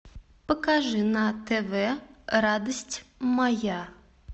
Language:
Russian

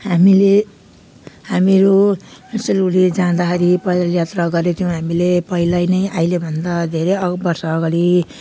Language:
Nepali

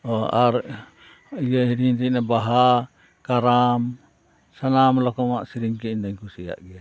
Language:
Santali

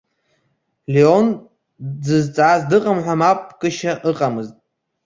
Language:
Abkhazian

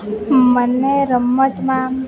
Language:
Gujarati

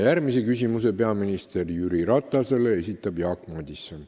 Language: Estonian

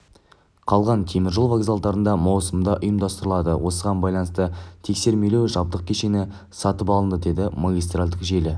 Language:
Kazakh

